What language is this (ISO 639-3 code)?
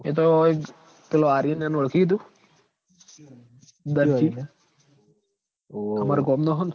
guj